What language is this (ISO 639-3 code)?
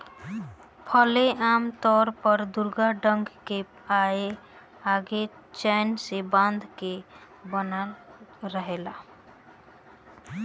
bho